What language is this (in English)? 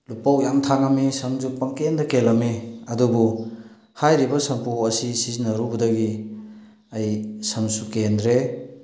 Manipuri